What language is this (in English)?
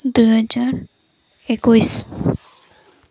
Odia